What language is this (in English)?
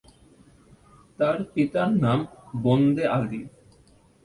Bangla